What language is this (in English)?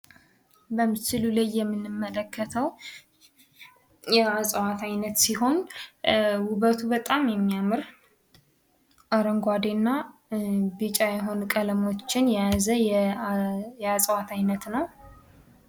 Amharic